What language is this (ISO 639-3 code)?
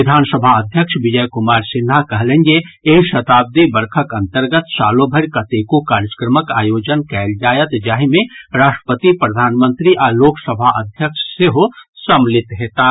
mai